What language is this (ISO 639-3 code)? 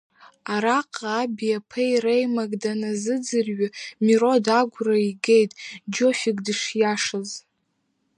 abk